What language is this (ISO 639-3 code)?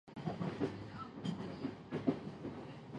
jpn